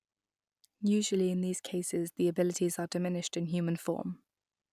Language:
English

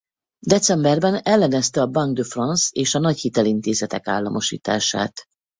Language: Hungarian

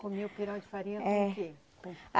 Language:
Portuguese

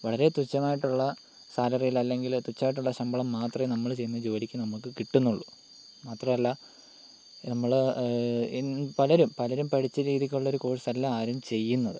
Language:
Malayalam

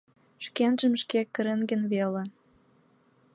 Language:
Mari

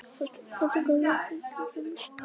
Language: Icelandic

